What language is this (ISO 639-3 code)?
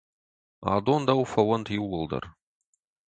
oss